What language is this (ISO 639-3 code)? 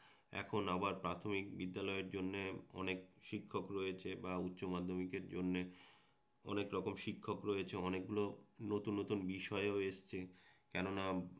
ben